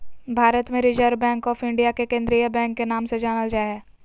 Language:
Magahi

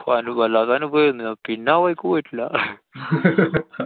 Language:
Malayalam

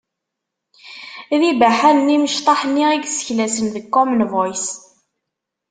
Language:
Kabyle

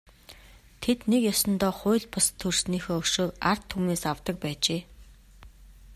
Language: Mongolian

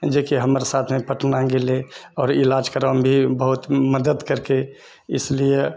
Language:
Maithili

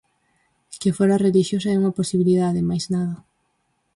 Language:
Galician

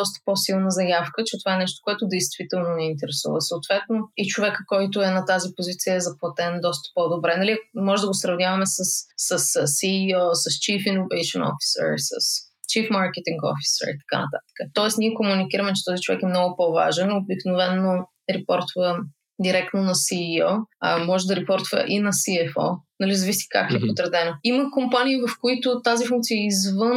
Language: Bulgarian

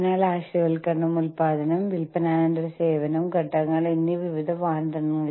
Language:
Malayalam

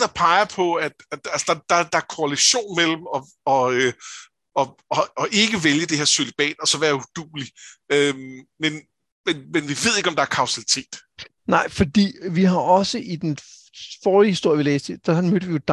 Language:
Danish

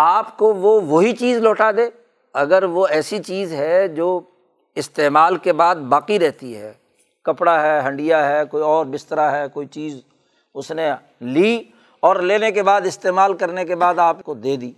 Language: Urdu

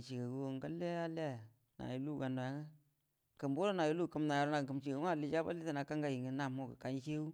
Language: Buduma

